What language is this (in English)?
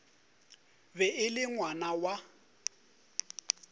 Northern Sotho